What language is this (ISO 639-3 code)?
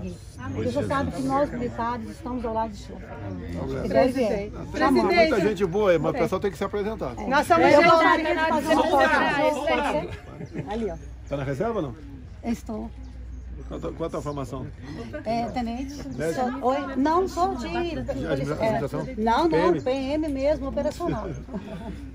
por